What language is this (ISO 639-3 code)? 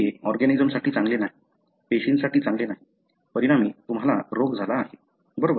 mar